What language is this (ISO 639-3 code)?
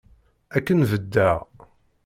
kab